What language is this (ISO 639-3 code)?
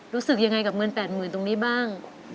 tha